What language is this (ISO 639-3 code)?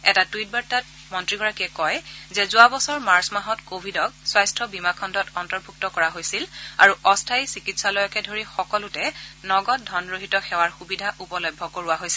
asm